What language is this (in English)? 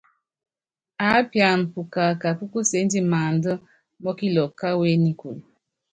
Yangben